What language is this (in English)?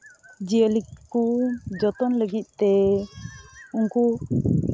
Santali